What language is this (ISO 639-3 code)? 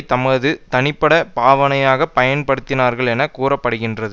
tam